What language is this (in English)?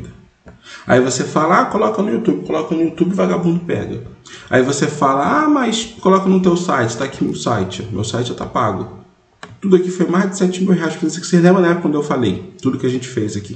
Portuguese